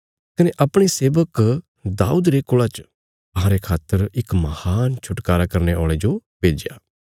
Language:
Bilaspuri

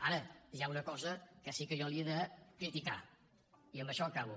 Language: Catalan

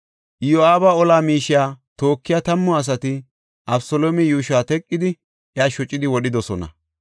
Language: Gofa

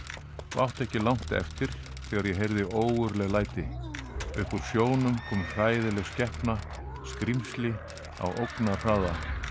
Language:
Icelandic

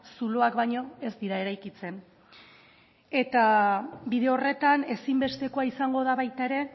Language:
Basque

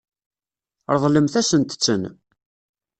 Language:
Kabyle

